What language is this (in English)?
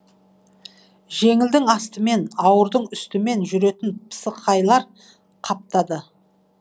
Kazakh